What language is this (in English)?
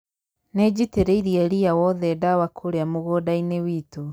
Kikuyu